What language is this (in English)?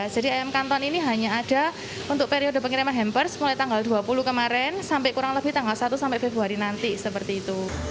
Indonesian